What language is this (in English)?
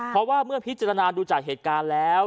Thai